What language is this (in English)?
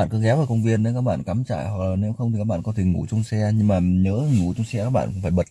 Vietnamese